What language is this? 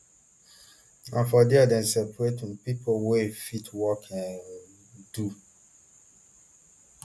Nigerian Pidgin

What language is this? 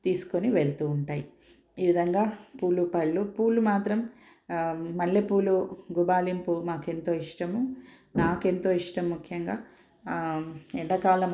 Telugu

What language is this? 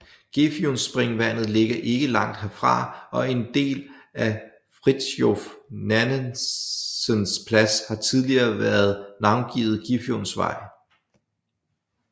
Danish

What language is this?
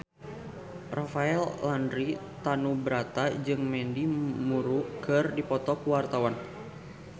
Sundanese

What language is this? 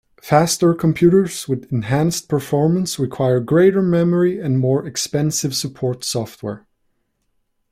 English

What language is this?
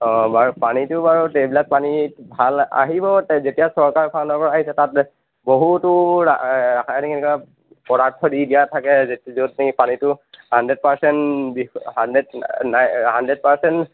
Assamese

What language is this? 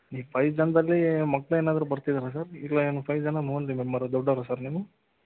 Kannada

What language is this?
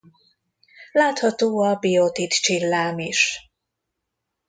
Hungarian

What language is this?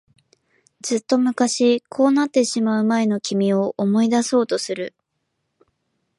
Japanese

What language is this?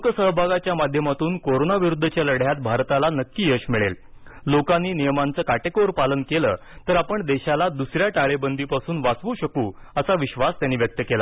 Marathi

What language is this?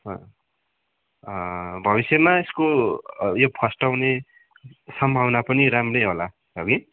Nepali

